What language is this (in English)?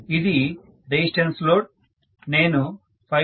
Telugu